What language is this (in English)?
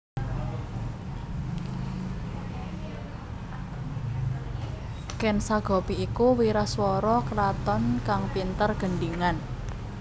Javanese